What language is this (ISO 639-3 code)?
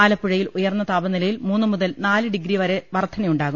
mal